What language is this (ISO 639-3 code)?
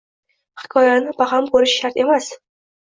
uzb